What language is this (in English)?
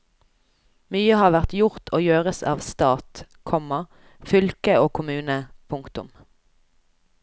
Norwegian